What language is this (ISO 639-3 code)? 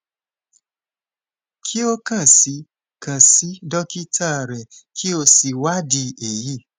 yor